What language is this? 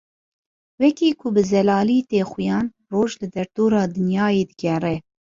Kurdish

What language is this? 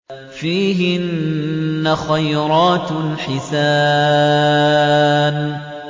Arabic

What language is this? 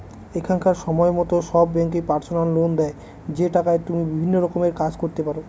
Bangla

